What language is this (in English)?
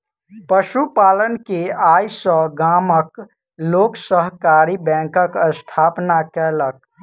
Maithili